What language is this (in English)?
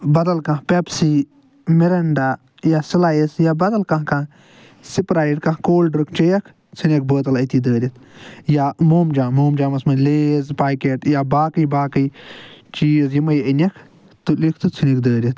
Kashmiri